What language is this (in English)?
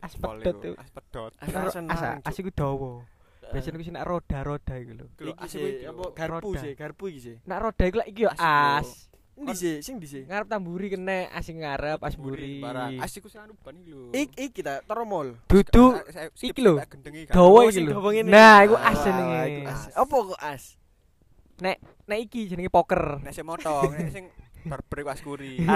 Indonesian